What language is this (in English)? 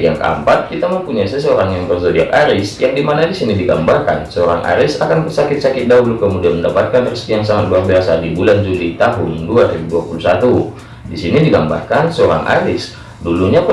Indonesian